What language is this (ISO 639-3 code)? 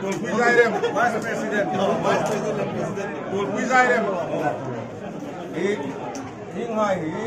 ron